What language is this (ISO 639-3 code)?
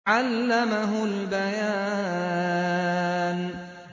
ara